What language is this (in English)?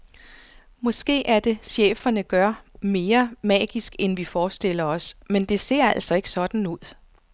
Danish